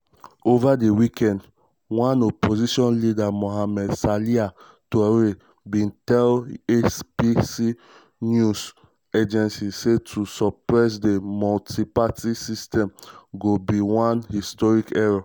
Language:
Nigerian Pidgin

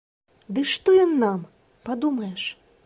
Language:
Belarusian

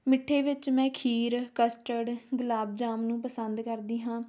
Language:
Punjabi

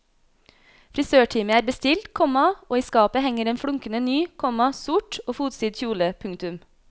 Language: Norwegian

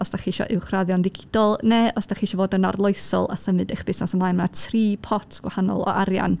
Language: Welsh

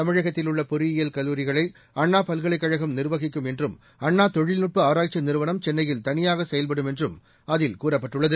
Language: Tamil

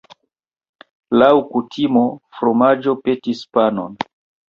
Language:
Esperanto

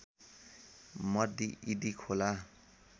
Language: Nepali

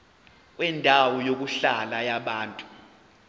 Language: Zulu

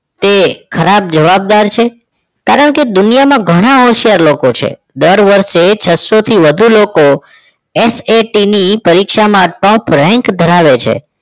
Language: Gujarati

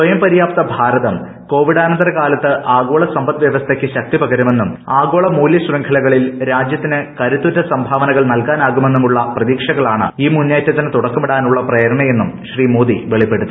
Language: Malayalam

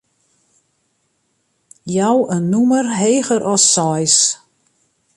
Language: Western Frisian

